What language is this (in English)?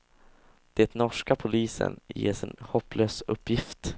Swedish